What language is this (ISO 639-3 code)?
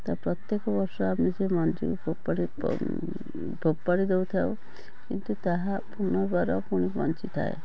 ori